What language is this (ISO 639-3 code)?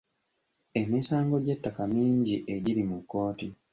lug